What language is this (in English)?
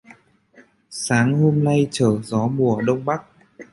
Vietnamese